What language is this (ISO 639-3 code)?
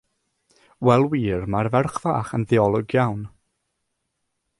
cym